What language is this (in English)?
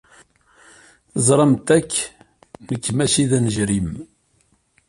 Kabyle